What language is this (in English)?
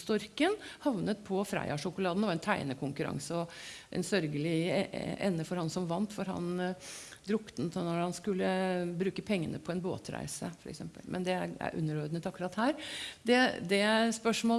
Norwegian